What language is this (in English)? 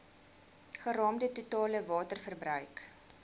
Afrikaans